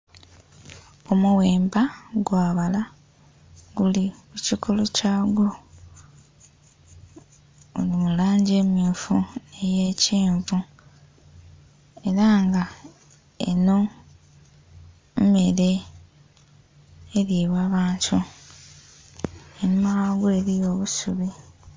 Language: Soga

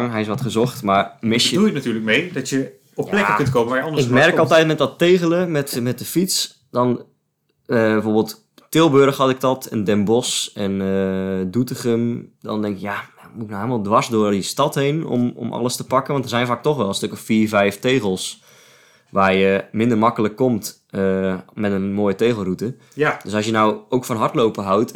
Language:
Dutch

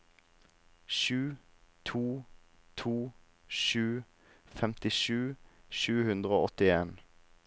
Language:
Norwegian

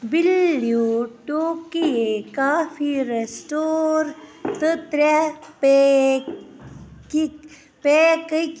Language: Kashmiri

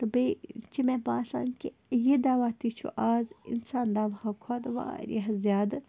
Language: Kashmiri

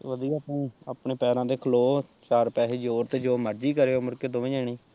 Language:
Punjabi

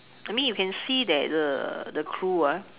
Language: English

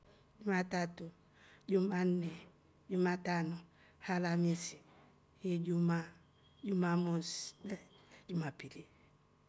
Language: Rombo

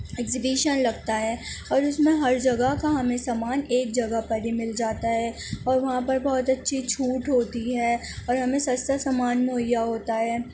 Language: Urdu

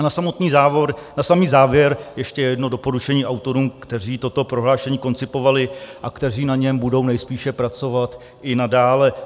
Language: Czech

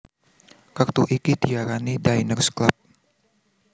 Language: Javanese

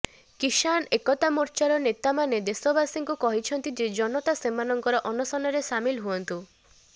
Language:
Odia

